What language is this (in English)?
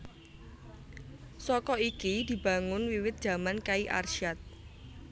Javanese